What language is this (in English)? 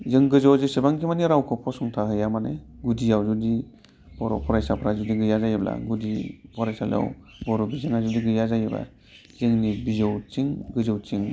Bodo